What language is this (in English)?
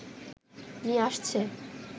Bangla